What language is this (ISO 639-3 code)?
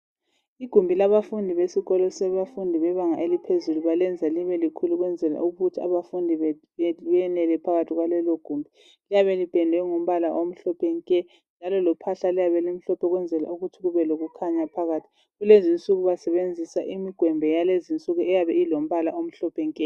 nde